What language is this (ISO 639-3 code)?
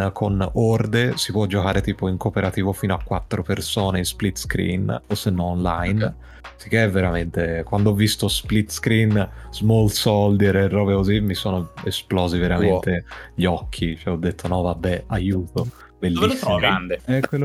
ita